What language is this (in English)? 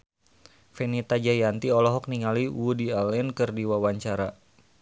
Sundanese